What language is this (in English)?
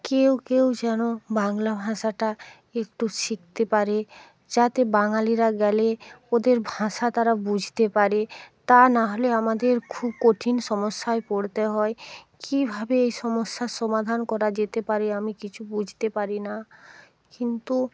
Bangla